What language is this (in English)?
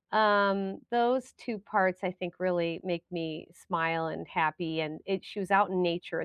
English